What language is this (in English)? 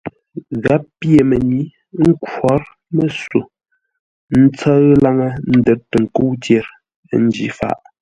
Ngombale